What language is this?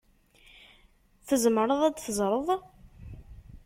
Kabyle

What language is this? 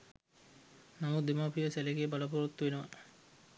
Sinhala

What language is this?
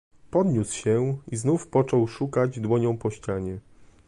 Polish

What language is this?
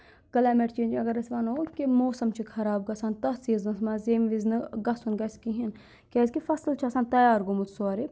Kashmiri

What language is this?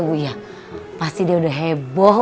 Indonesian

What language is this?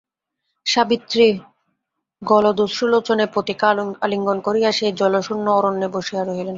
Bangla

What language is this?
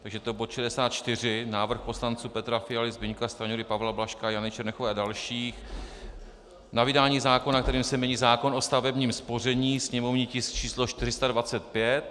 Czech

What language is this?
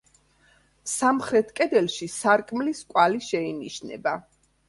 Georgian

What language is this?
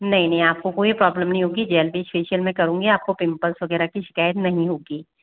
Hindi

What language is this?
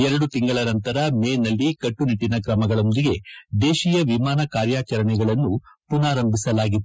Kannada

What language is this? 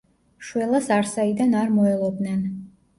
Georgian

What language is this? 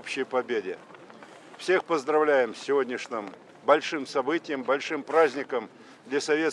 Russian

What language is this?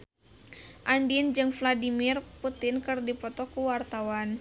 Sundanese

